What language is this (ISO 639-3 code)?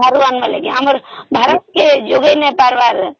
ori